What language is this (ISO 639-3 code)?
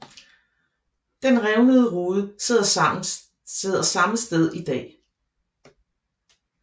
dan